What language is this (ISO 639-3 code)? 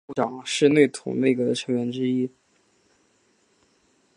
zho